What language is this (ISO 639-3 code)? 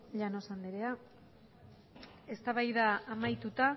eus